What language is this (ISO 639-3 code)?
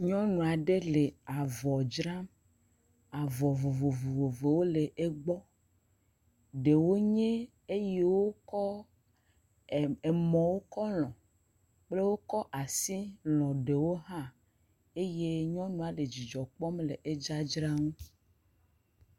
ewe